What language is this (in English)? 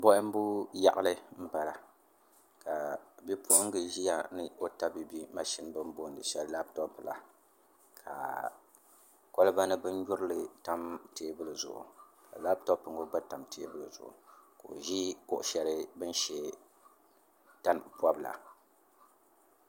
Dagbani